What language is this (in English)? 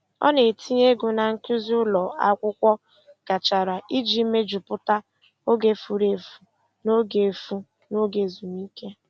Igbo